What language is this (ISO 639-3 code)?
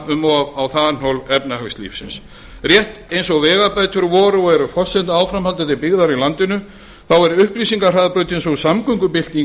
isl